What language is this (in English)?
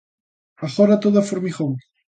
Galician